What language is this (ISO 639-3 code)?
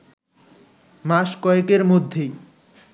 ben